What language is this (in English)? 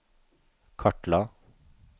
Norwegian